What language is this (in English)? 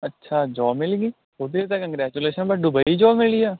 Punjabi